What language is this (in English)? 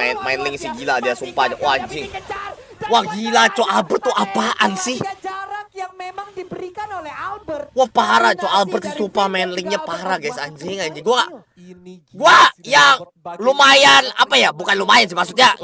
Indonesian